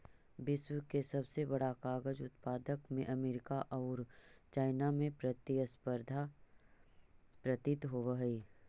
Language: Magahi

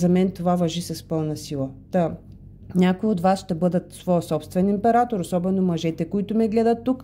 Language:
Bulgarian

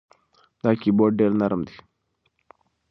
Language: Pashto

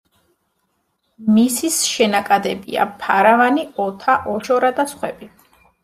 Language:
Georgian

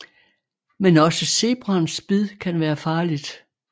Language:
Danish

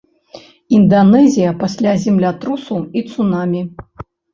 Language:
Belarusian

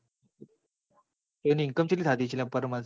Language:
Gujarati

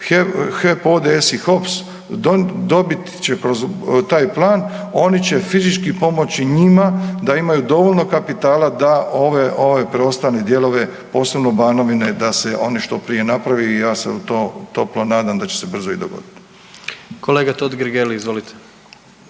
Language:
Croatian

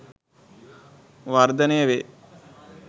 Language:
Sinhala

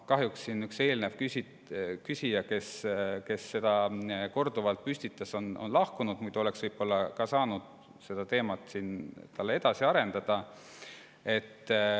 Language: Estonian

